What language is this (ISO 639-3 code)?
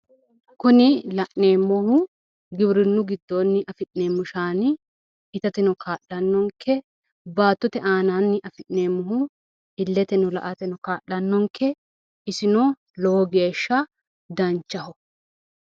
sid